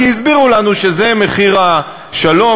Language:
Hebrew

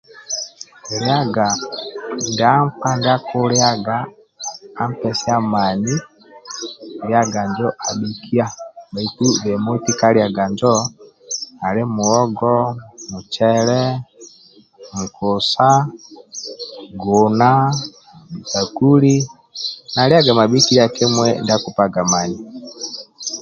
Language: Amba (Uganda)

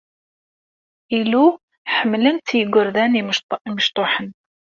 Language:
Kabyle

